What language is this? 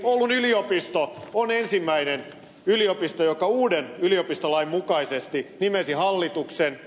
Finnish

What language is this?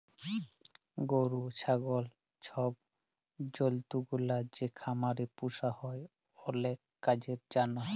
Bangla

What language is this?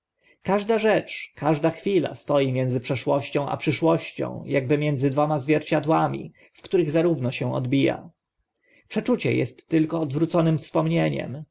Polish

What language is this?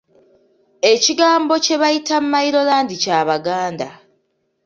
Ganda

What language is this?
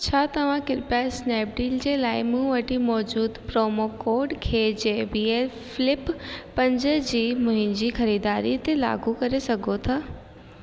Sindhi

